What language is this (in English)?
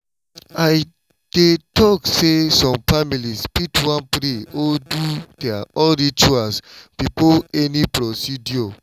Nigerian Pidgin